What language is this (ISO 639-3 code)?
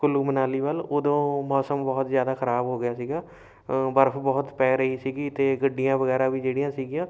pan